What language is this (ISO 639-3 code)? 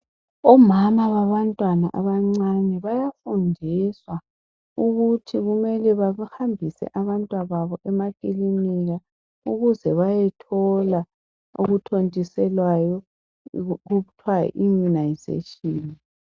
nde